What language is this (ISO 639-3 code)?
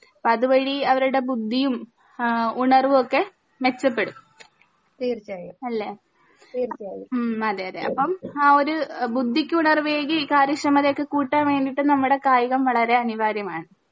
mal